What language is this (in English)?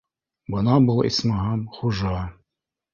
Bashkir